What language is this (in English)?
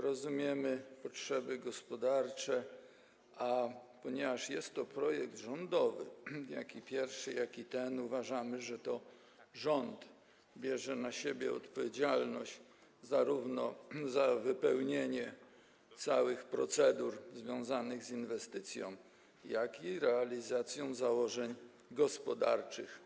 Polish